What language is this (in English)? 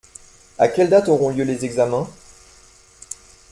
French